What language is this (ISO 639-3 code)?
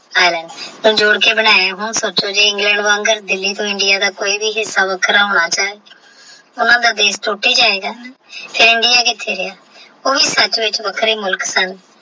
pan